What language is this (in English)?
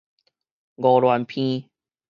Min Nan Chinese